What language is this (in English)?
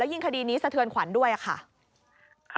Thai